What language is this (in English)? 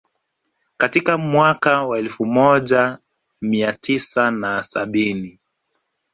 Swahili